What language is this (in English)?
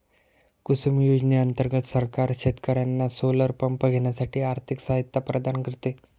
Marathi